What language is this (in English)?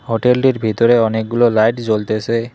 Bangla